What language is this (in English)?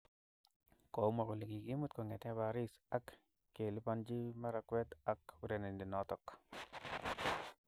Kalenjin